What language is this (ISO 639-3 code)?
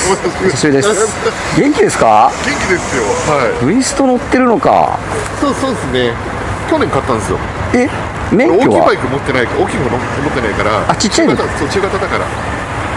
jpn